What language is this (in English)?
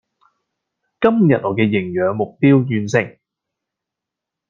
Cantonese